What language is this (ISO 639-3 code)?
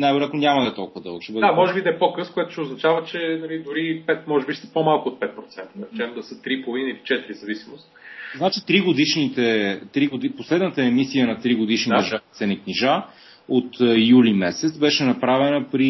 bul